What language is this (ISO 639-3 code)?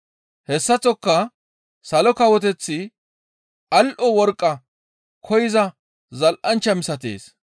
gmv